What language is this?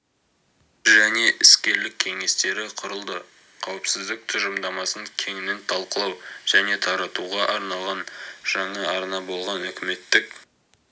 Kazakh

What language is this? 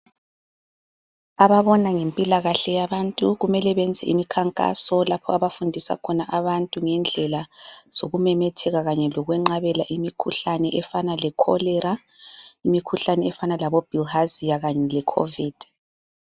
North Ndebele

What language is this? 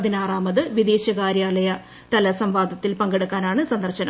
Malayalam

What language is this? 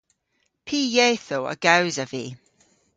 Cornish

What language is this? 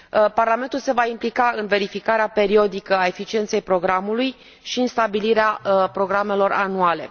Romanian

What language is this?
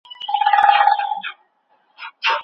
Pashto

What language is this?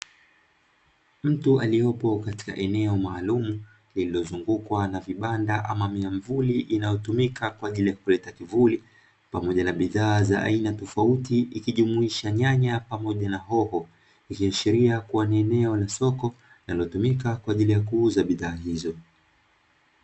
Swahili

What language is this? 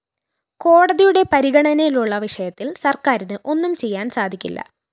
Malayalam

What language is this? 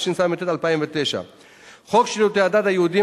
Hebrew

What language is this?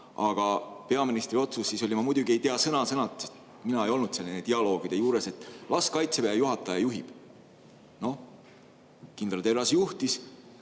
Estonian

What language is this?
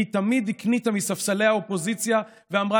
Hebrew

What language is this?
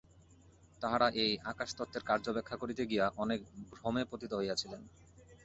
Bangla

